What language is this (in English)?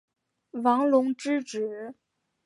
Chinese